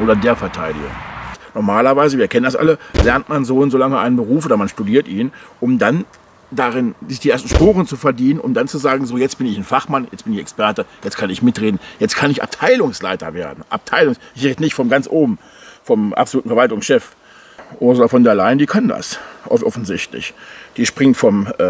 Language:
German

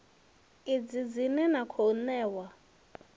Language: Venda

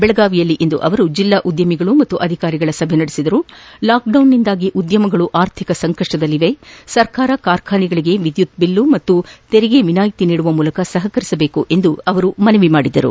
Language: Kannada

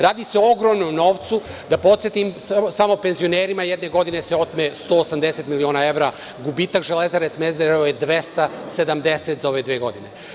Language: Serbian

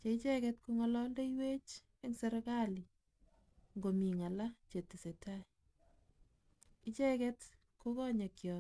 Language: Kalenjin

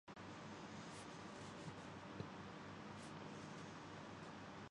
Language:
Urdu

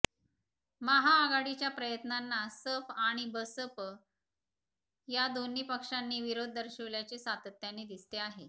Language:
Marathi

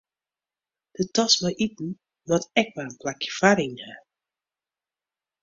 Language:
Western Frisian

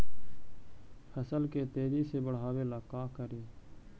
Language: Magahi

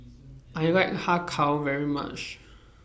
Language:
English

